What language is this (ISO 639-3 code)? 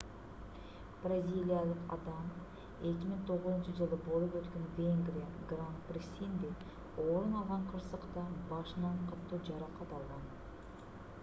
kir